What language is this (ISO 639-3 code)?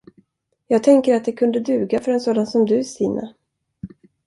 swe